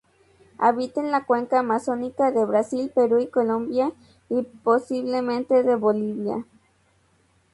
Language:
Spanish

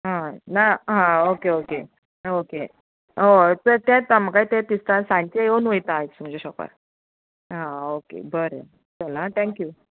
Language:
Konkani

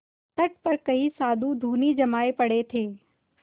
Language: Hindi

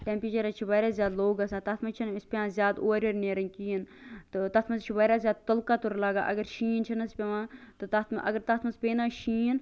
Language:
Kashmiri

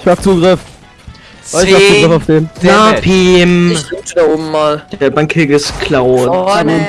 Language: German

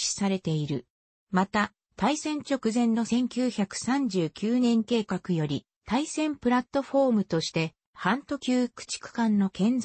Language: Japanese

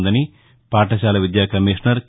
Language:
Telugu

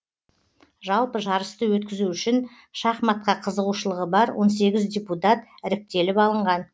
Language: Kazakh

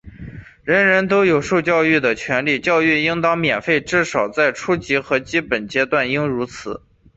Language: Chinese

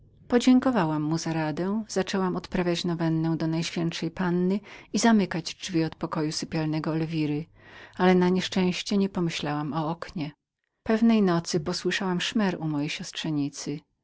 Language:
Polish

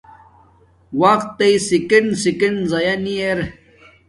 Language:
Domaaki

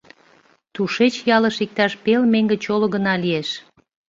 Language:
Mari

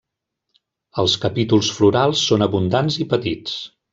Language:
Catalan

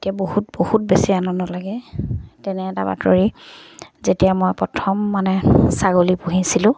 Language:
Assamese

